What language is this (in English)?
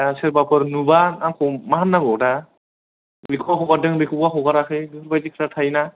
Bodo